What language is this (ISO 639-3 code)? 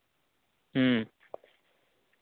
sat